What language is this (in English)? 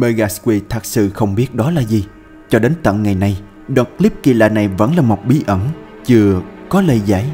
Vietnamese